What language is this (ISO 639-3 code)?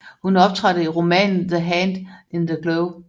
dan